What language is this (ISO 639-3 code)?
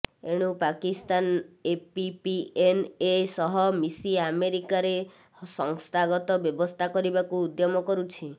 ori